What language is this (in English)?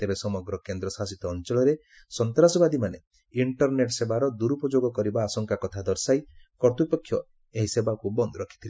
Odia